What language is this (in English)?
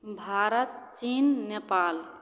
Maithili